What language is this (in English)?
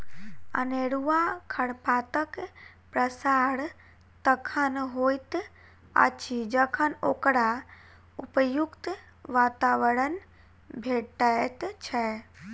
Maithili